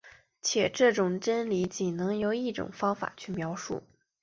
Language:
Chinese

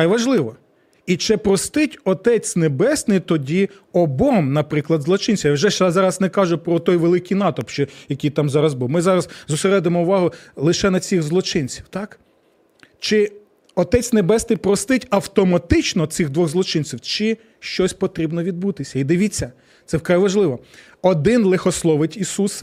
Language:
Ukrainian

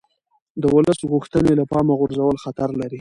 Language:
Pashto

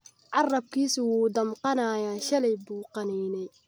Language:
Somali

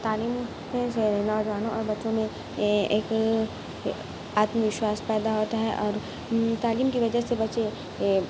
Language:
Urdu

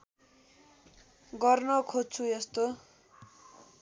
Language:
Nepali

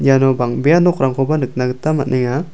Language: Garo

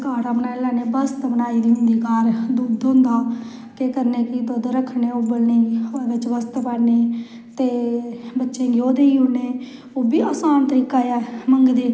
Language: Dogri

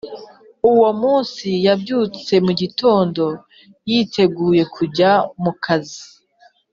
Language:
Kinyarwanda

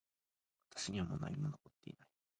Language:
Japanese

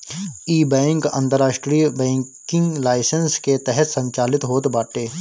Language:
Bhojpuri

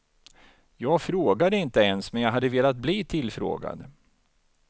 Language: Swedish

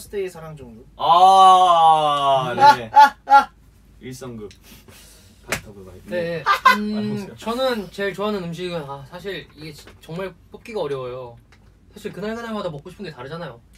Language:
Korean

